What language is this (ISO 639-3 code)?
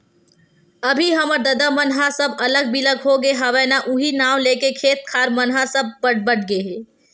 hne